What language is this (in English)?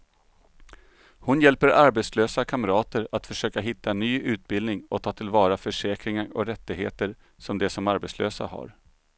Swedish